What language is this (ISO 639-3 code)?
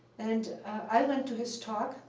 eng